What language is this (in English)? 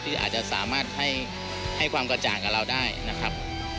Thai